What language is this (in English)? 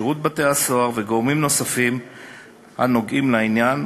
Hebrew